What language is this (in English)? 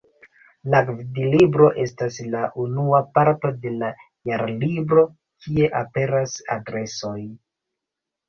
Esperanto